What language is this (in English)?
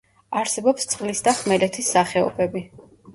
Georgian